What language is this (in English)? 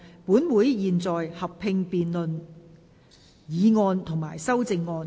Cantonese